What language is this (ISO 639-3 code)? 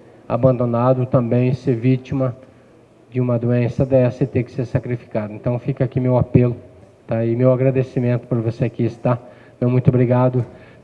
por